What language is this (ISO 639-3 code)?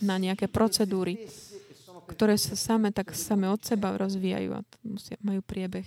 slk